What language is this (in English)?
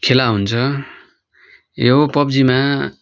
Nepali